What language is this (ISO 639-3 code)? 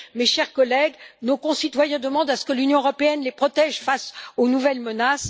fra